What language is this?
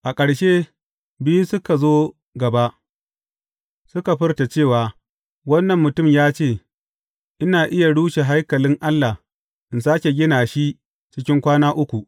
Hausa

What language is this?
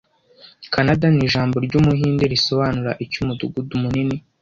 Kinyarwanda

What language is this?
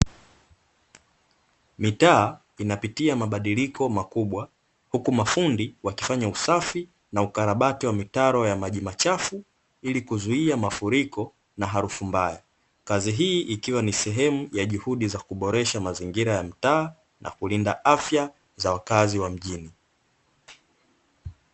Swahili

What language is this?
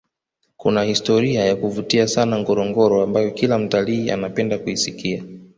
Swahili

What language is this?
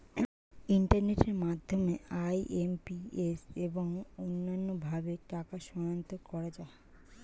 Bangla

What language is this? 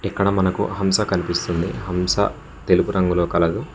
Telugu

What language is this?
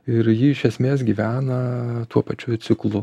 Lithuanian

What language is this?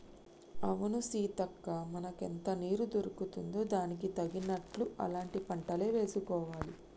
Telugu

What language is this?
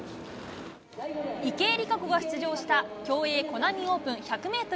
Japanese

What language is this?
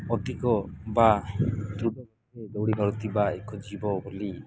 Odia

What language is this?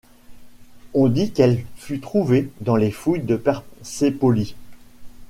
French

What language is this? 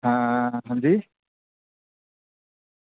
Dogri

